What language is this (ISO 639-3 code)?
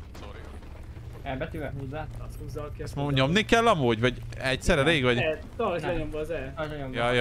hun